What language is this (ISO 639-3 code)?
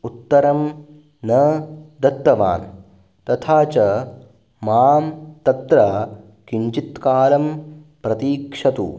san